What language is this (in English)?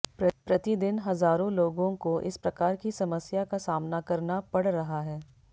Hindi